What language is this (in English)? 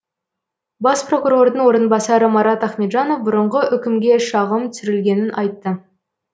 Kazakh